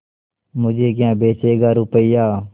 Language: Hindi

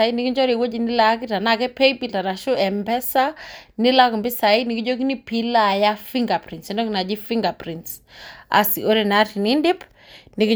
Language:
Masai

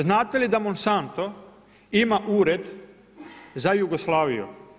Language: Croatian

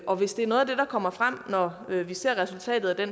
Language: Danish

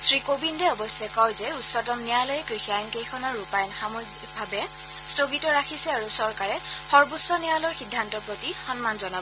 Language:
Assamese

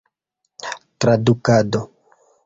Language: Esperanto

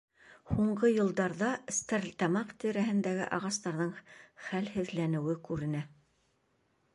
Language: Bashkir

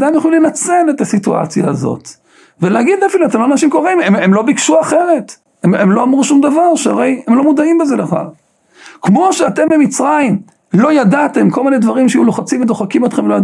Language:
Hebrew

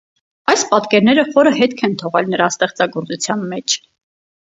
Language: Armenian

